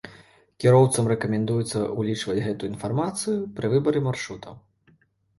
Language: Belarusian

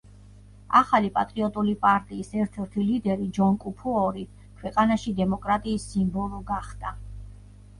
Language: Georgian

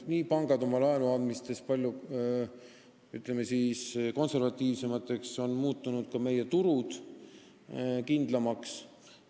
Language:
Estonian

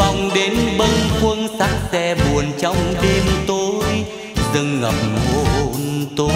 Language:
Vietnamese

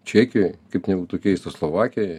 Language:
Lithuanian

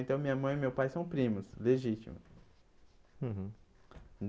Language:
Portuguese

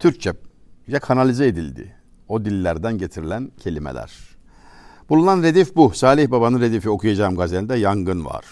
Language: Turkish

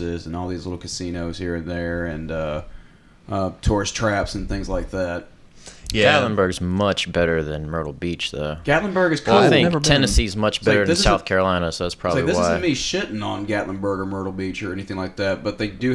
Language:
English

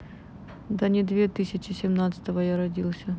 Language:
Russian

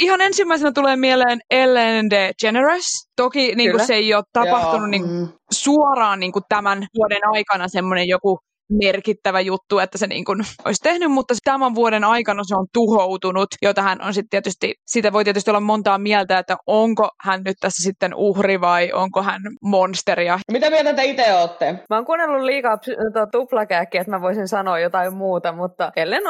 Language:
Finnish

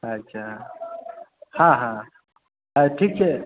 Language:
Maithili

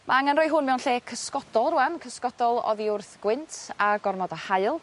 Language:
Welsh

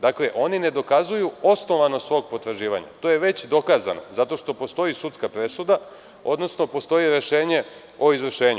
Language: Serbian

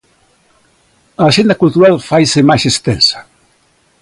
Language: Galician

